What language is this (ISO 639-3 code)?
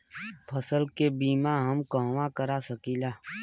bho